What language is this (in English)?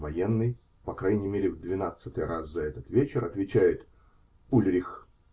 Russian